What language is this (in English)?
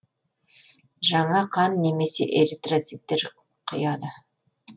Kazakh